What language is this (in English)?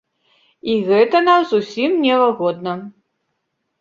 Belarusian